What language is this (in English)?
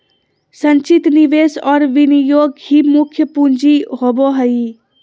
Magahi